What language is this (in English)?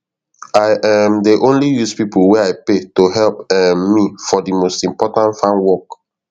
Nigerian Pidgin